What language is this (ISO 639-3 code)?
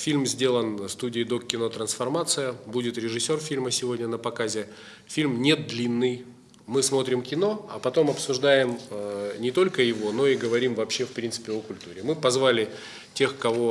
rus